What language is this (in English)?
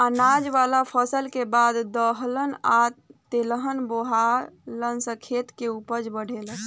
Bhojpuri